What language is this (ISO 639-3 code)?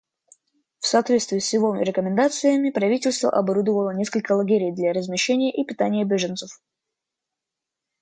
rus